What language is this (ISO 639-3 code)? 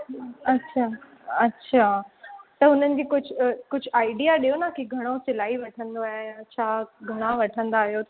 snd